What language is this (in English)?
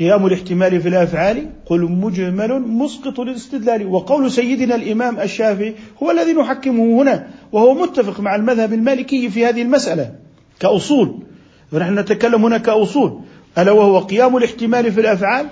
Arabic